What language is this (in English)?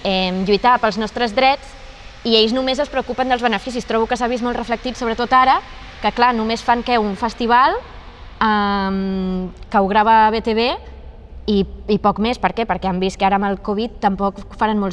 Catalan